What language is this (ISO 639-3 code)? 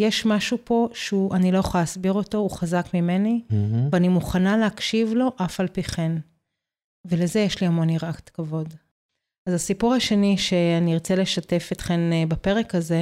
heb